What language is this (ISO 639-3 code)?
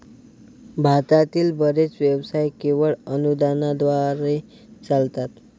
mar